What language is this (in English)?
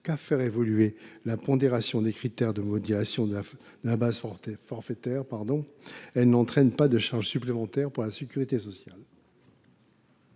French